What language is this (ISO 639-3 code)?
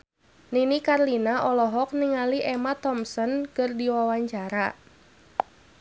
sun